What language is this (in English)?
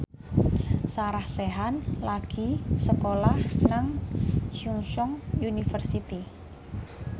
Javanese